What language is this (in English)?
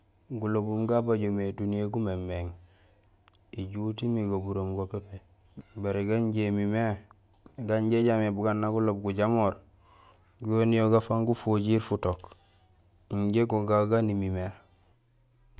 Gusilay